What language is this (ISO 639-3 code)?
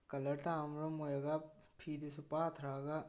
mni